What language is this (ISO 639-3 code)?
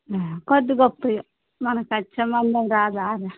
tel